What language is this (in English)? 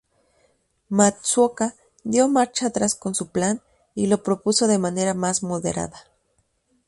Spanish